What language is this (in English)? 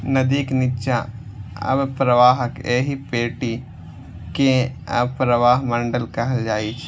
Maithili